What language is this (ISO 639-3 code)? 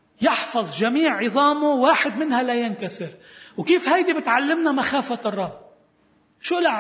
ara